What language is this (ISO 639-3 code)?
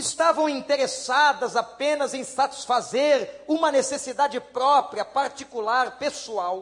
por